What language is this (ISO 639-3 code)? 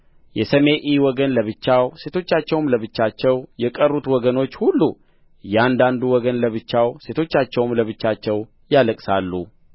amh